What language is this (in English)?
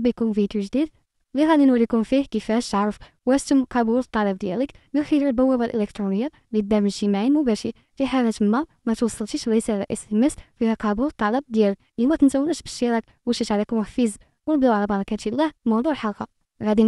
Arabic